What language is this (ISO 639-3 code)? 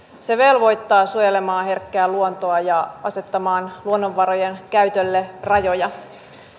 fin